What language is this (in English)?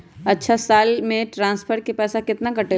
Magahi